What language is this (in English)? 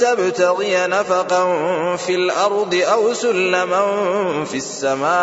Arabic